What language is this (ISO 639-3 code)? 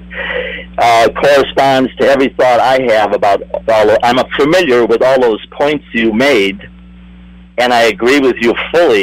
eng